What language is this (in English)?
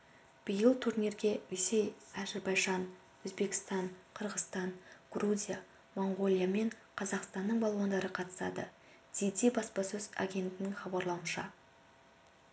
Kazakh